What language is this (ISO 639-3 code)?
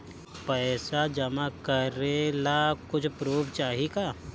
bho